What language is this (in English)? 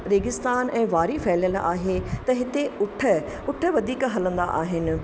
Sindhi